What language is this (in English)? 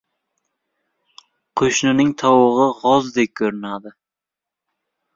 Uzbek